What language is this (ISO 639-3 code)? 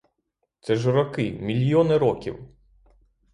ukr